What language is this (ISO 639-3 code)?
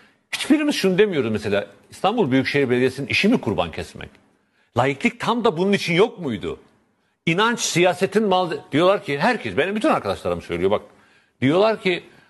tur